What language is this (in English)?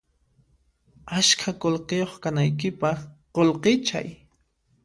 Puno Quechua